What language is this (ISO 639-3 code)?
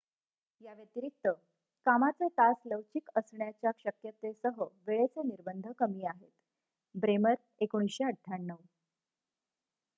mar